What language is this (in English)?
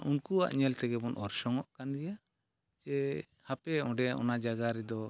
Santali